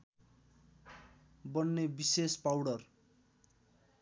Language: Nepali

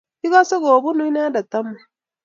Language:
Kalenjin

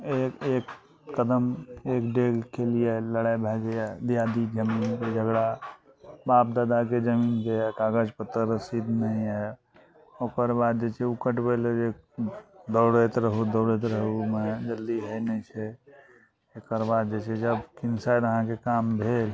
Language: Maithili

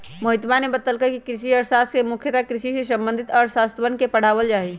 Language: Magahi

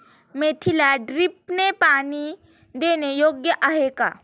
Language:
Marathi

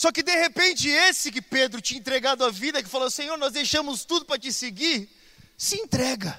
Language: Portuguese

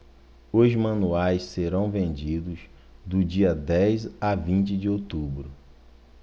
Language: Portuguese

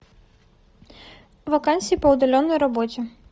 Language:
Russian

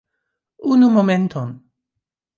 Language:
Esperanto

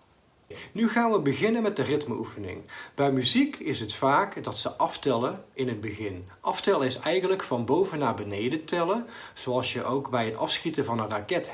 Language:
Dutch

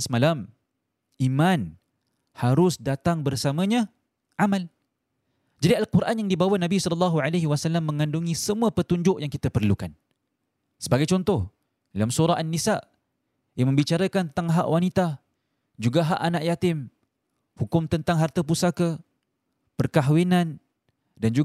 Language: Malay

